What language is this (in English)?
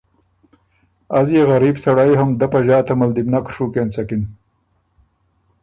Ormuri